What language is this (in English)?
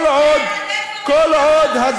Hebrew